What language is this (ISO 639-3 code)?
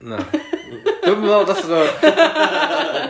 cym